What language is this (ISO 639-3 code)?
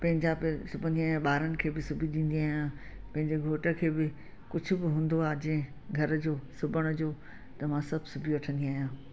snd